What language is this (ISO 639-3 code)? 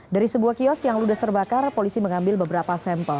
ind